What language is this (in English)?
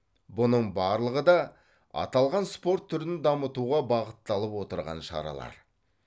Kazakh